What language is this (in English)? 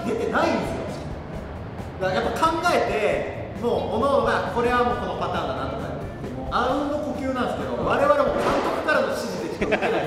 Japanese